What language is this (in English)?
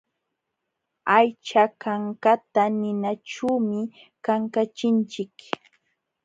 Jauja Wanca Quechua